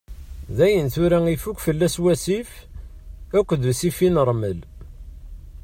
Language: Kabyle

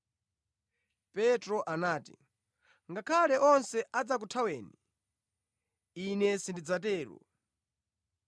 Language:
Nyanja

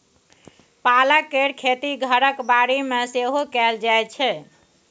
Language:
Maithili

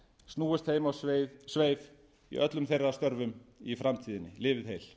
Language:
Icelandic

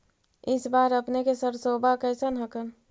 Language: Magahi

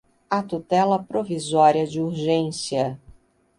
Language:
Portuguese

